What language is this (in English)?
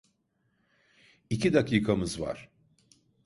Turkish